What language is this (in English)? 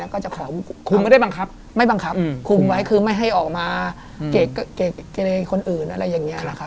Thai